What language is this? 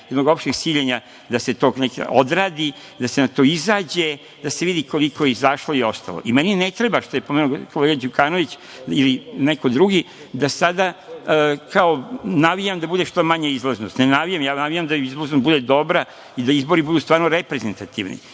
Serbian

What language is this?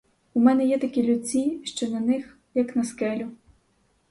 Ukrainian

